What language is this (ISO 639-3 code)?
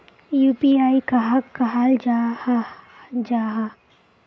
mag